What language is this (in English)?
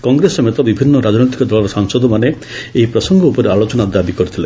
Odia